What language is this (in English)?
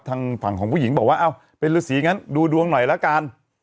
Thai